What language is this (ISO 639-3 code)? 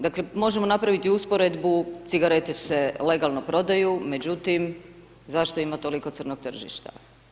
hrv